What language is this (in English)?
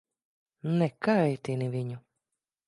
Latvian